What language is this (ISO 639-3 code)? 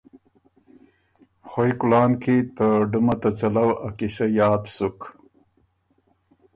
oru